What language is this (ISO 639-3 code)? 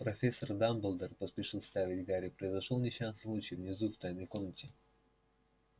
rus